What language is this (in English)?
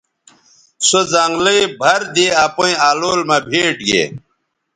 Bateri